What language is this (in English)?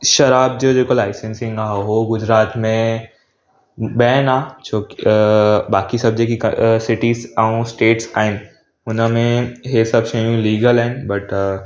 Sindhi